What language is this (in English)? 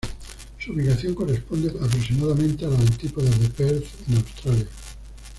Spanish